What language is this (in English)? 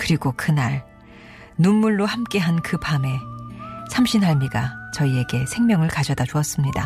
Korean